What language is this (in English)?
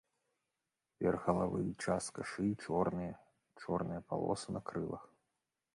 Belarusian